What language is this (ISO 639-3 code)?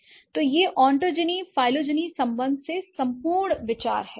hin